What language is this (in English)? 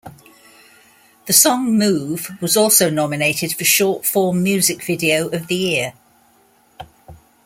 English